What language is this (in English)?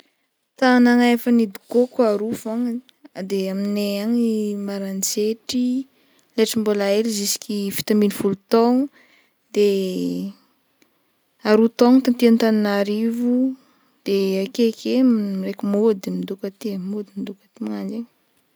Northern Betsimisaraka Malagasy